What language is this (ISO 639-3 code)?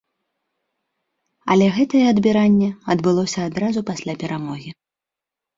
bel